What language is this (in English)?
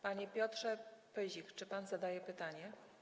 Polish